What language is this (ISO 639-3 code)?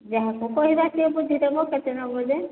ori